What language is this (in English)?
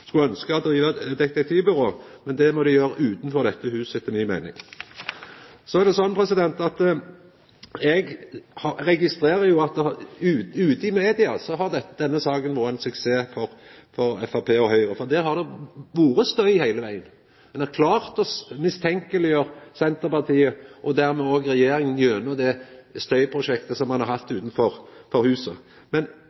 Norwegian Nynorsk